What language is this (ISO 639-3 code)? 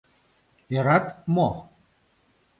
chm